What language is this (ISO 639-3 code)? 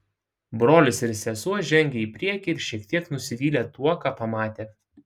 lit